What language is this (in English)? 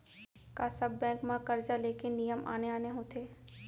Chhattisgarhi